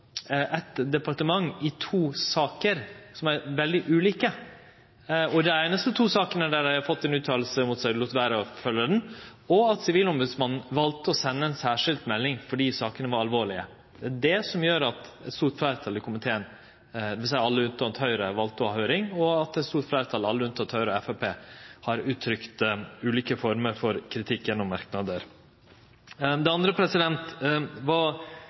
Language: Norwegian Nynorsk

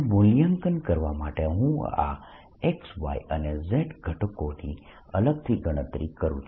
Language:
Gujarati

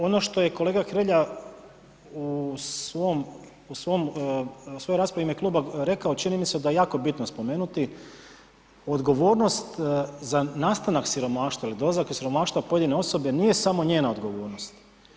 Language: Croatian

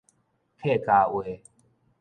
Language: Min Nan Chinese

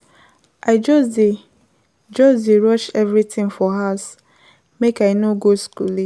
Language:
Nigerian Pidgin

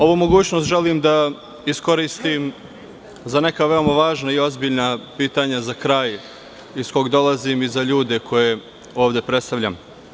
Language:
Serbian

